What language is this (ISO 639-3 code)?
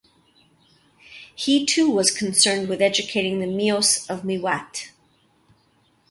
eng